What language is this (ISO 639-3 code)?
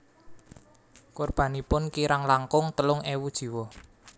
jav